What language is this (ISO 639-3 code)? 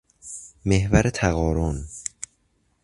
fas